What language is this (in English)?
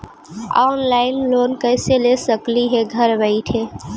Magahi